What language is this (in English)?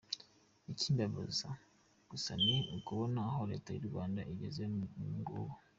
Kinyarwanda